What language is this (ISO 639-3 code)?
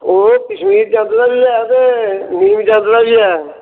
doi